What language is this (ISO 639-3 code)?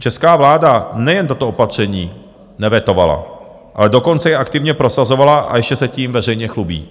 ces